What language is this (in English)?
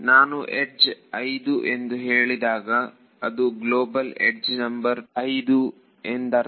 Kannada